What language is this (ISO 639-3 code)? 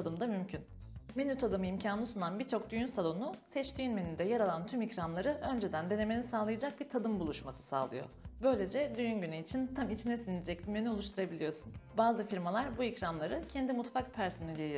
tur